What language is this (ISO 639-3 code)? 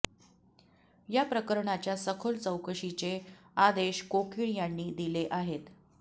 mar